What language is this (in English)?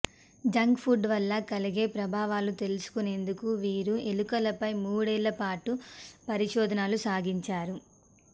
Telugu